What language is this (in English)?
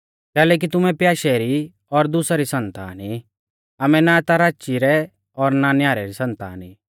Mahasu Pahari